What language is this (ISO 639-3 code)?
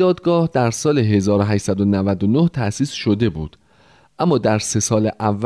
fas